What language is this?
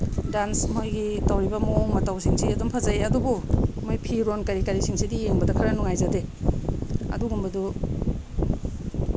Manipuri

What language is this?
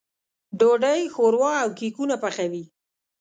Pashto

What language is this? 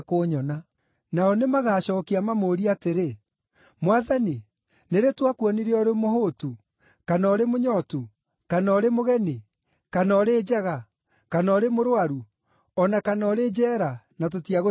Kikuyu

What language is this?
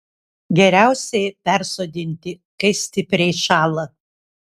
Lithuanian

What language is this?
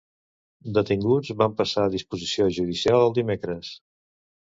Catalan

